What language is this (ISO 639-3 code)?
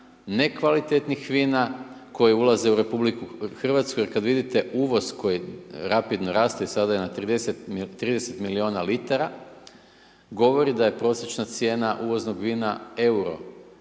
hrv